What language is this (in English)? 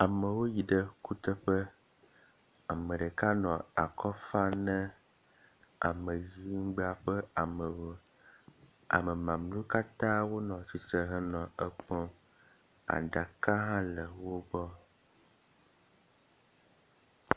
Ewe